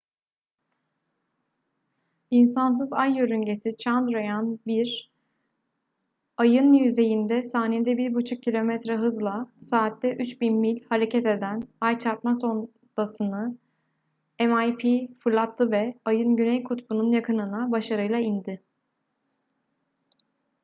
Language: Turkish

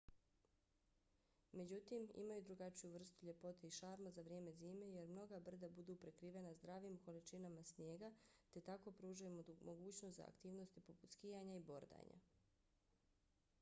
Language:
Bosnian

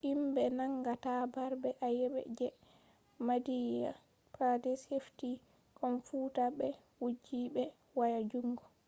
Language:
Fula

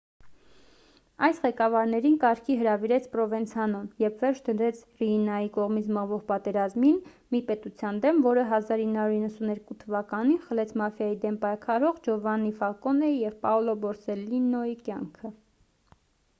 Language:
Armenian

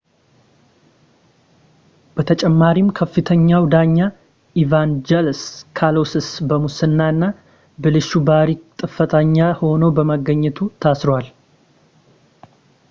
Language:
Amharic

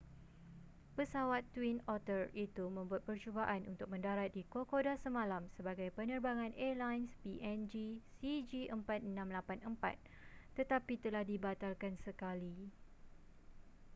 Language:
Malay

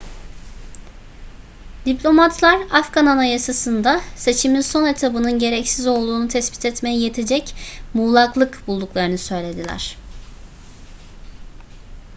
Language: Turkish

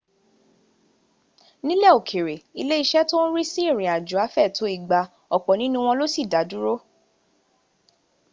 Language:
Yoruba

